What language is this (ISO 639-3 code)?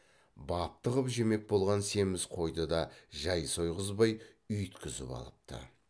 kaz